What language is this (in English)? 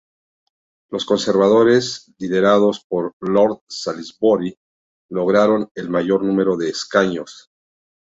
Spanish